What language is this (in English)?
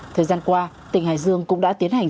Vietnamese